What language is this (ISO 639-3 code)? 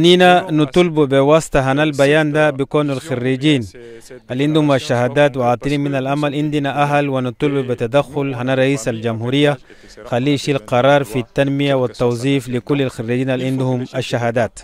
ara